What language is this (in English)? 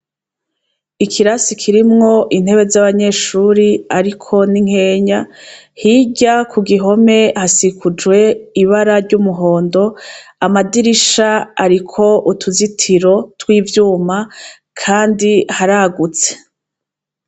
Rundi